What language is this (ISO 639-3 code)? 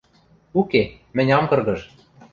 mrj